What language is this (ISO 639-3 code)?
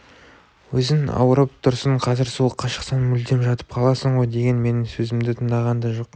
kaz